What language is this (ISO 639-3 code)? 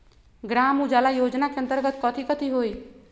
mag